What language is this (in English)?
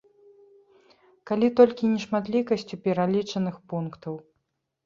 Belarusian